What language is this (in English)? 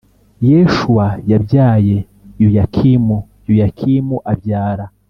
Kinyarwanda